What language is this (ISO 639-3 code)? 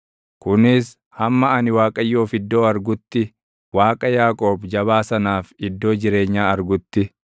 orm